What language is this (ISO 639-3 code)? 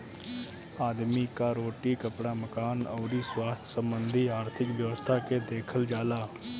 bho